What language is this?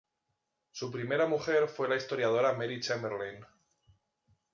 Spanish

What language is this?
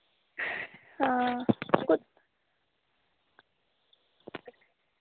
Dogri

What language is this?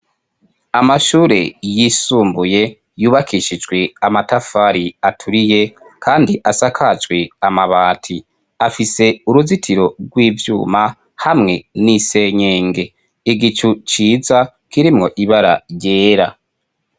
Rundi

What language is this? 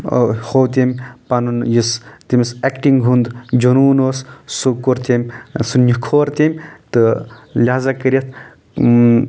Kashmiri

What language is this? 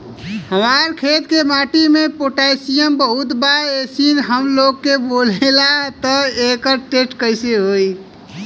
Bhojpuri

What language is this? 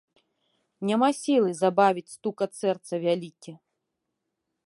Belarusian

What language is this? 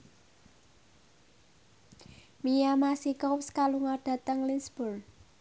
Javanese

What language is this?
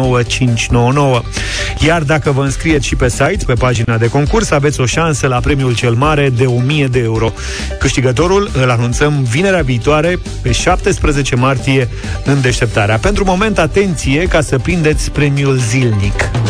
Romanian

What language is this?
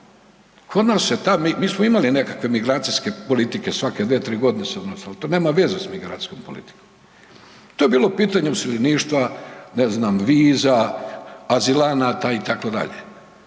Croatian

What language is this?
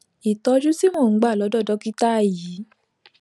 Yoruba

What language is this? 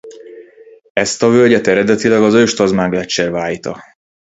Hungarian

